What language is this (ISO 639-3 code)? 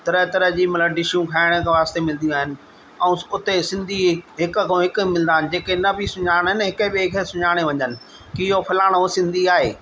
snd